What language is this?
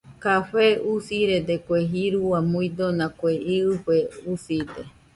Nüpode Huitoto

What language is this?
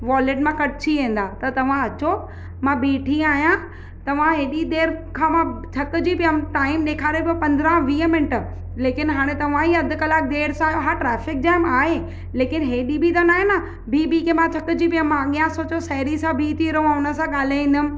Sindhi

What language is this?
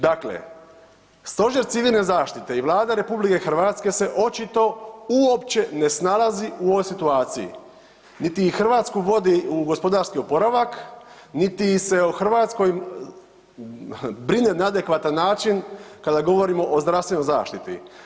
Croatian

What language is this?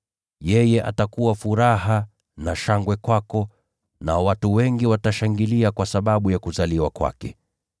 Swahili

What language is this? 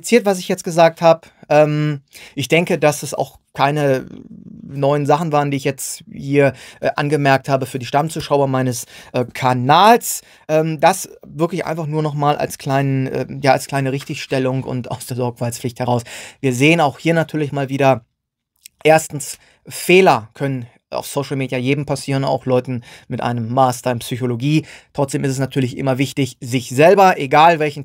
German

